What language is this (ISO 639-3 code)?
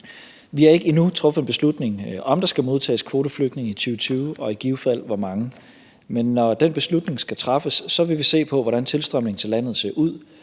dan